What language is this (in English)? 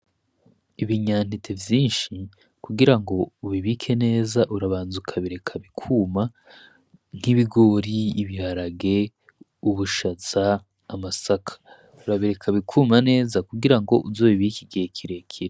Rundi